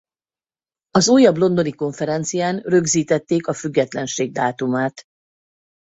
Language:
Hungarian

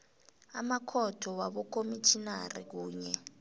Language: South Ndebele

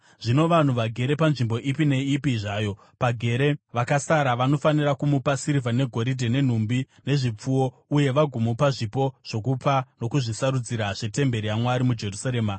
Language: Shona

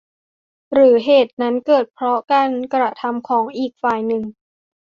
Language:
Thai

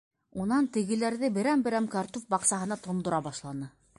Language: Bashkir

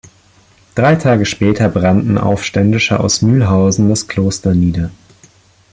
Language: German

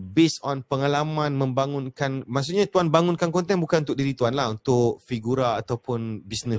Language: Malay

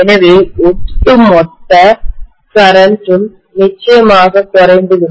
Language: Tamil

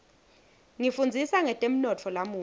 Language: Swati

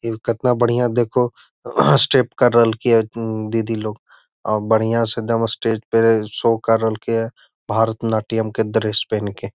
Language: Magahi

